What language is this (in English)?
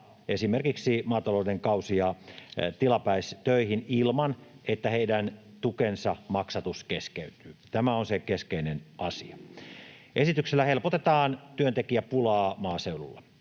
Finnish